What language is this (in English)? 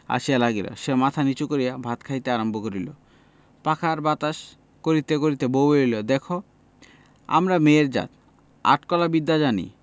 Bangla